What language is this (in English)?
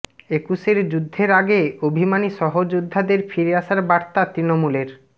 Bangla